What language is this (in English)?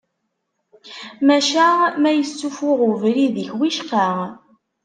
Kabyle